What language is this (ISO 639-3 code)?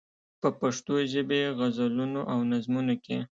pus